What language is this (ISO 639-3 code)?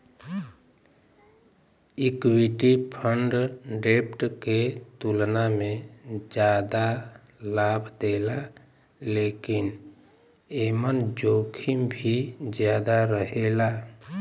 bho